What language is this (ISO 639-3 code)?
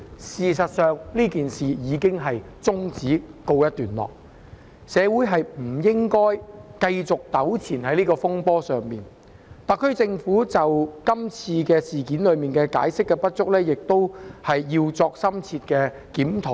yue